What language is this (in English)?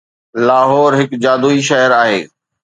Sindhi